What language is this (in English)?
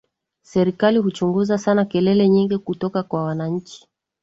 Swahili